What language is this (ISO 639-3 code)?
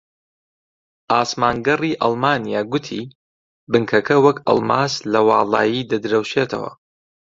ckb